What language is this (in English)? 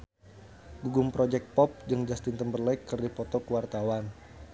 Sundanese